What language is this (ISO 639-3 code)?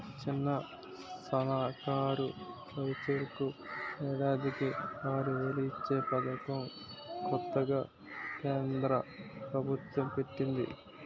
tel